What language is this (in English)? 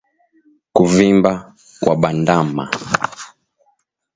Swahili